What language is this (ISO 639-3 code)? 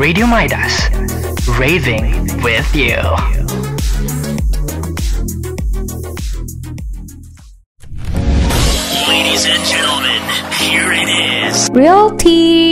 msa